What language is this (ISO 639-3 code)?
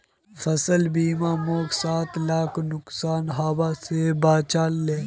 mag